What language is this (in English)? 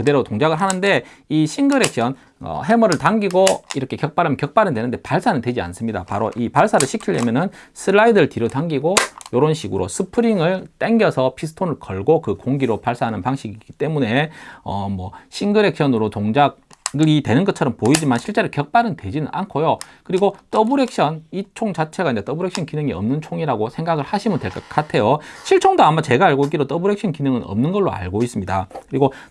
Korean